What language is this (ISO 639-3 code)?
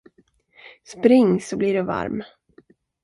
swe